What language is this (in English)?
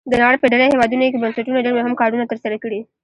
Pashto